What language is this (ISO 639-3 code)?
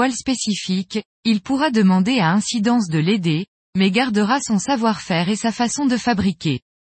fra